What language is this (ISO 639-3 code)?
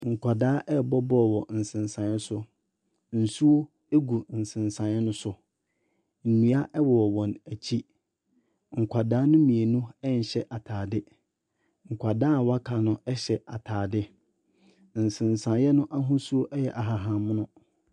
aka